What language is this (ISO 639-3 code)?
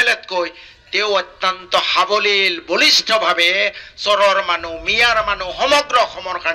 ben